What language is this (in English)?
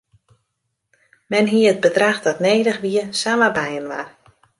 Western Frisian